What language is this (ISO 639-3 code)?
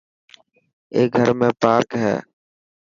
mki